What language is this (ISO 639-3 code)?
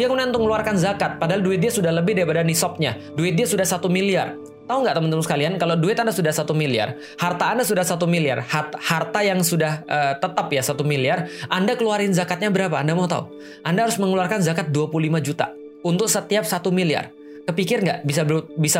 ind